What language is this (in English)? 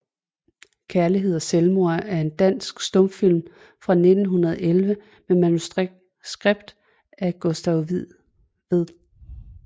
Danish